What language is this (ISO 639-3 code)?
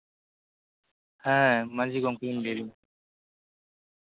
sat